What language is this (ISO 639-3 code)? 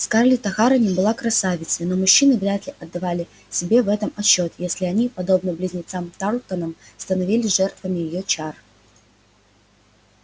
rus